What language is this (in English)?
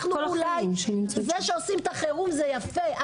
Hebrew